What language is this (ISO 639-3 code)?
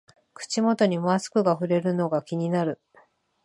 jpn